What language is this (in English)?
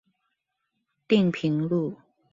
Chinese